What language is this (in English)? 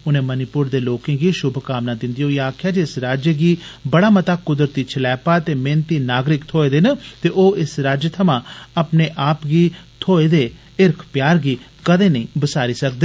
Dogri